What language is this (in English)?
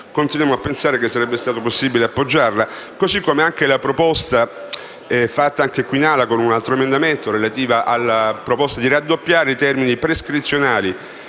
Italian